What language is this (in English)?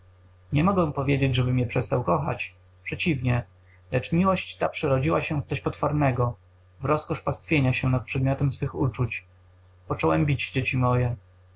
Polish